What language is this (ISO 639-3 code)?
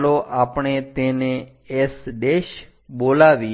guj